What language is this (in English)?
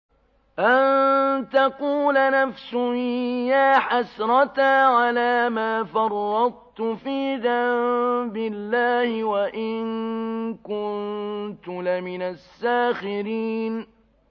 Arabic